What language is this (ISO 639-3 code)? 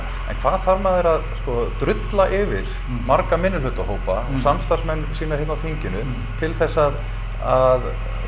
isl